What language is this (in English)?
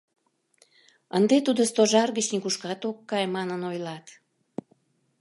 Mari